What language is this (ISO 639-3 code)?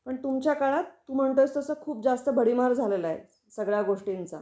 mar